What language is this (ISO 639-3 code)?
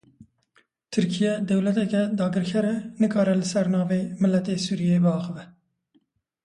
kur